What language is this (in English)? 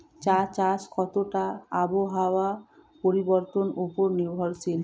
Bangla